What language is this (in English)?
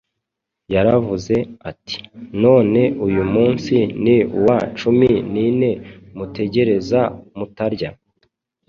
Kinyarwanda